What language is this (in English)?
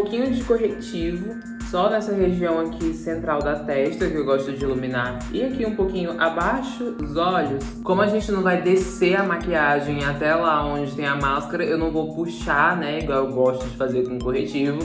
Portuguese